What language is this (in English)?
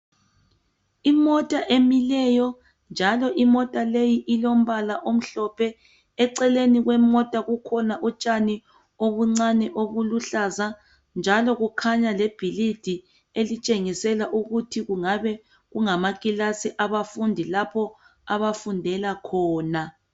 North Ndebele